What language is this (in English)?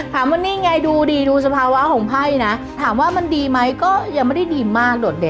Thai